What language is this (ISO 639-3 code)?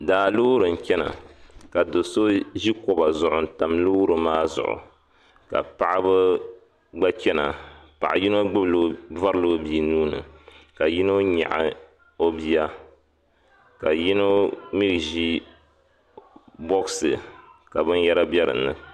dag